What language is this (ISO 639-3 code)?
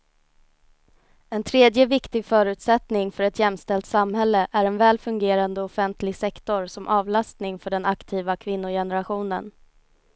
swe